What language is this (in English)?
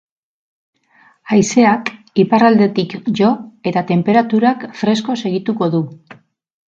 Basque